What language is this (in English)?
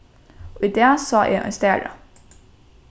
Faroese